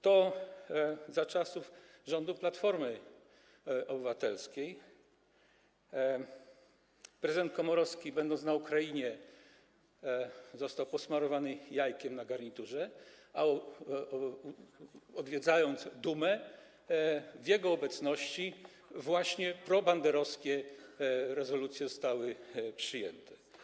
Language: Polish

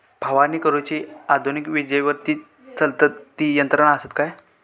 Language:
Marathi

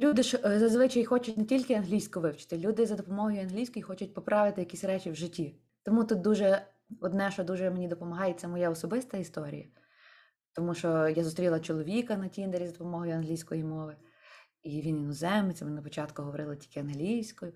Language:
Ukrainian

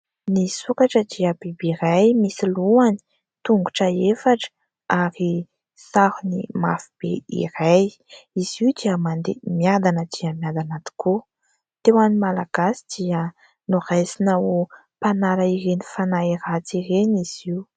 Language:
Malagasy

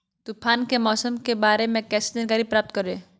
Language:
Magahi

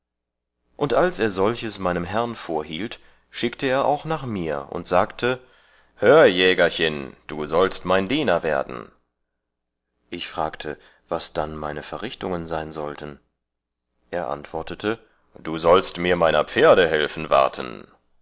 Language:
German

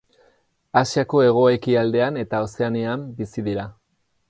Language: Basque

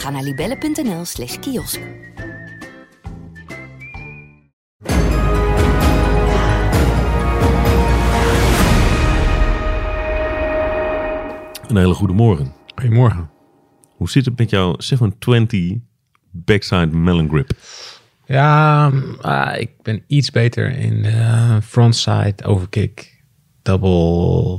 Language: Dutch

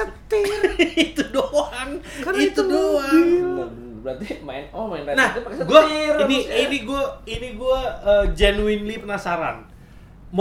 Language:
Indonesian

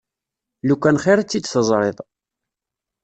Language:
Kabyle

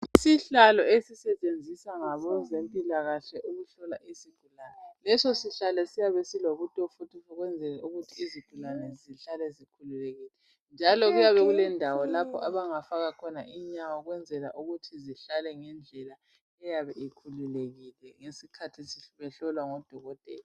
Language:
North Ndebele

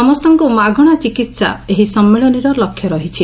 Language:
Odia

